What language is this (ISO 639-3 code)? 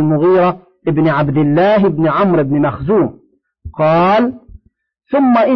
ara